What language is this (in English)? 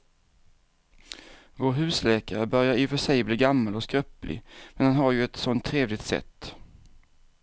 Swedish